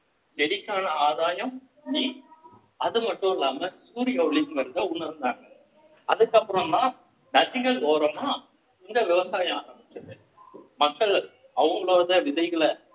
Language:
Tamil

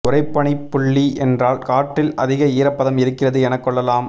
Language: Tamil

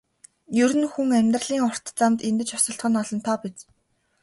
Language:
Mongolian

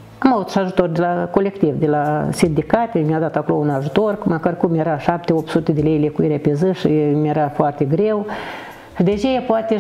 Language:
Romanian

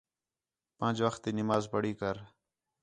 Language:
Khetrani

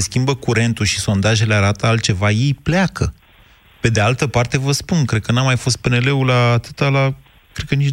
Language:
Romanian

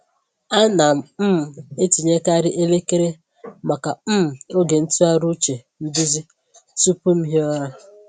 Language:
Igbo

